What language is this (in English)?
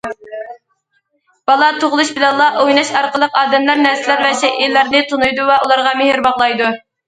Uyghur